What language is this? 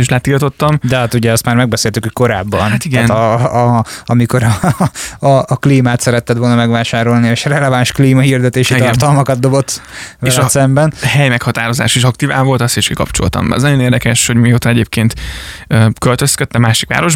Hungarian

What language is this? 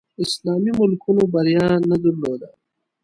Pashto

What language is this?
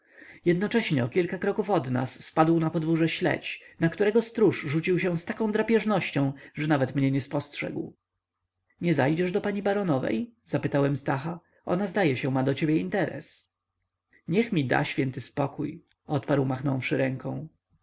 Polish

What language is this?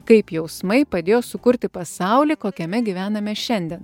Lithuanian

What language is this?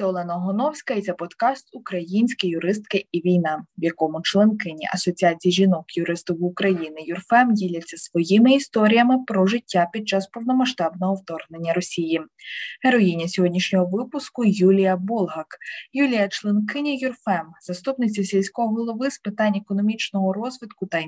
Ukrainian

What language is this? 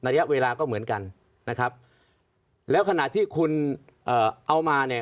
Thai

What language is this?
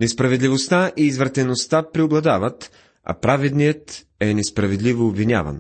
Bulgarian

